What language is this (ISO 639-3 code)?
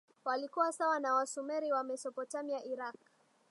swa